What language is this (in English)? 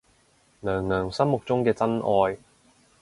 Cantonese